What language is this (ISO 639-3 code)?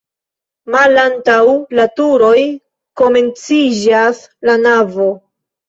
epo